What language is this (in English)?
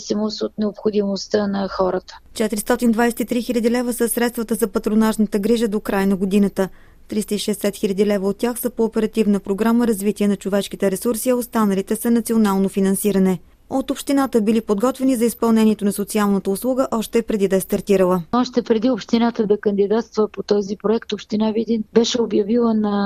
Bulgarian